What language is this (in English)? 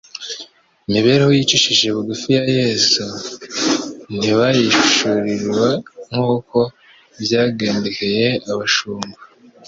Kinyarwanda